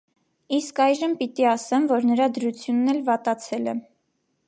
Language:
Armenian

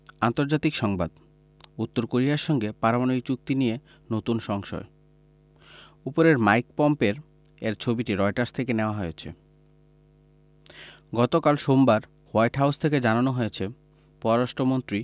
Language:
Bangla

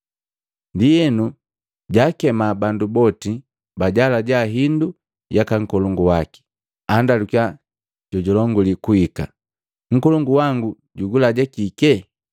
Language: Matengo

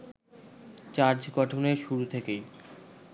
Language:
Bangla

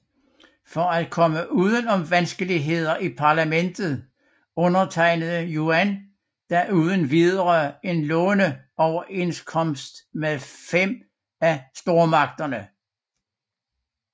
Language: Danish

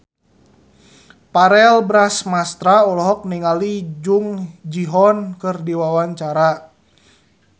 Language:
Sundanese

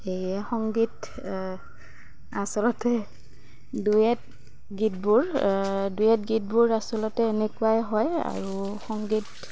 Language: Assamese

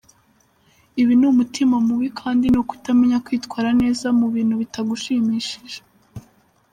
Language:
Kinyarwanda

